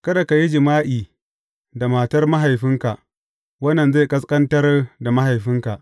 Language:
Hausa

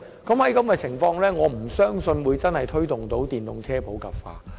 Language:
Cantonese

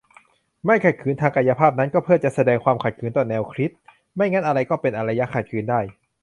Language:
Thai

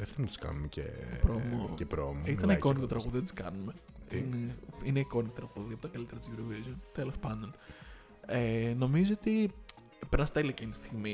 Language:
Greek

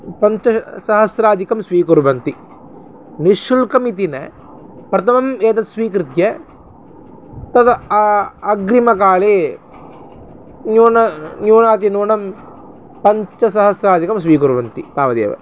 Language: Sanskrit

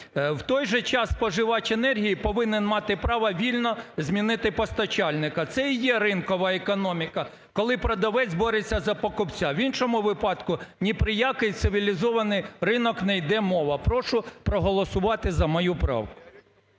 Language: Ukrainian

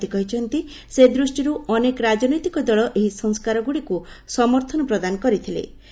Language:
Odia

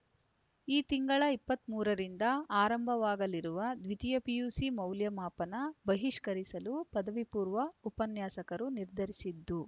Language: Kannada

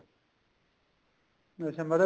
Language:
Punjabi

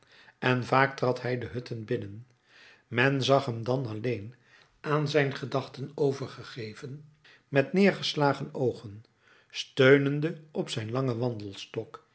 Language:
Dutch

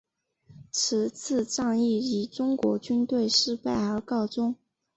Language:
Chinese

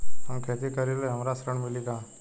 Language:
Bhojpuri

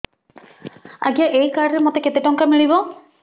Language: Odia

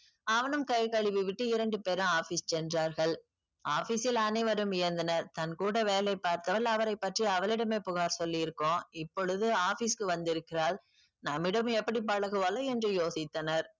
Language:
Tamil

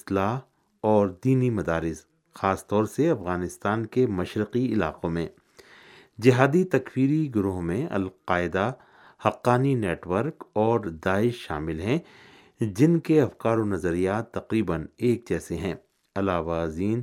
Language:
Urdu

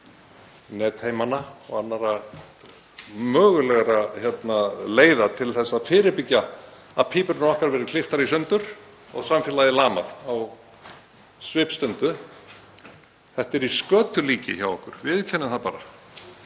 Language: Icelandic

